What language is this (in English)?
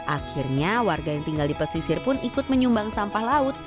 Indonesian